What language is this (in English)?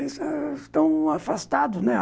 Portuguese